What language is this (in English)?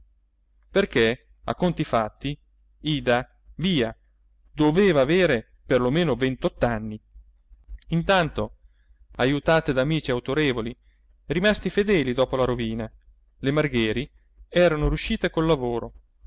Italian